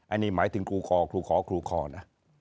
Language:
Thai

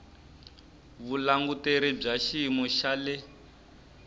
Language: Tsonga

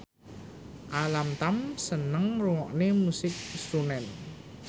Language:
Javanese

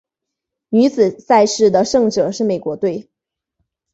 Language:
Chinese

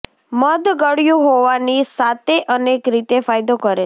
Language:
Gujarati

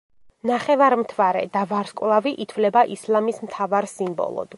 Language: Georgian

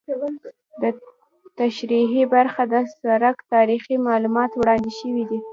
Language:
Pashto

